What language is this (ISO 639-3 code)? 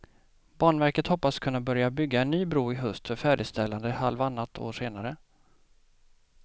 swe